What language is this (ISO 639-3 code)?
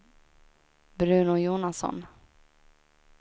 swe